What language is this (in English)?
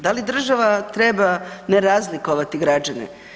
Croatian